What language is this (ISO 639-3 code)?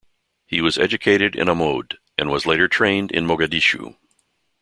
eng